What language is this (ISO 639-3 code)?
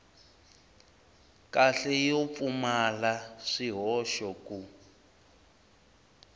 tso